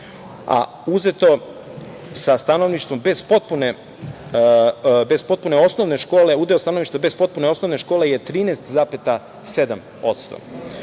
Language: Serbian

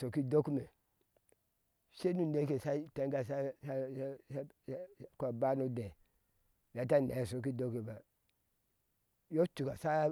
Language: Ashe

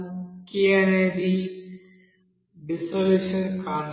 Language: Telugu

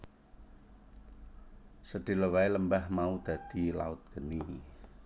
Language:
Javanese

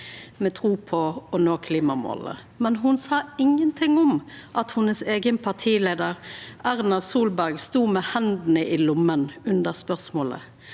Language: Norwegian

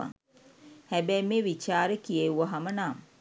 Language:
Sinhala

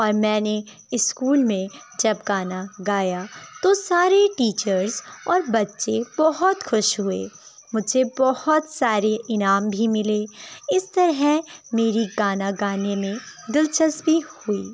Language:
Urdu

